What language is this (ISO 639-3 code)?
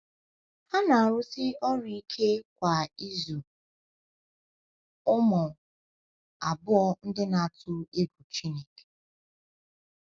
ibo